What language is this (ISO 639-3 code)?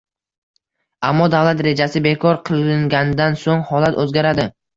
uzb